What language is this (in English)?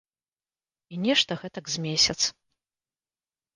Belarusian